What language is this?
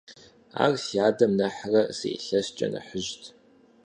Kabardian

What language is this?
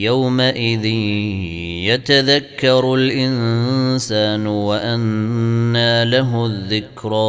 Arabic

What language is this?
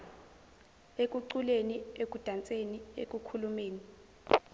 Zulu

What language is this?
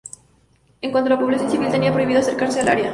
Spanish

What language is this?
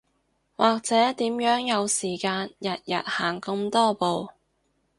Cantonese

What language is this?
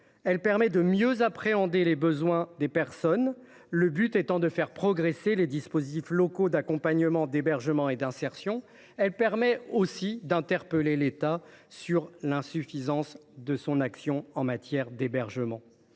French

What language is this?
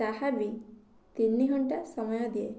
Odia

